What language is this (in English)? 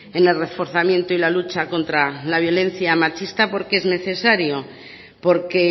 Spanish